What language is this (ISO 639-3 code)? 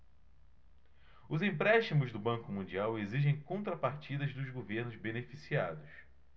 por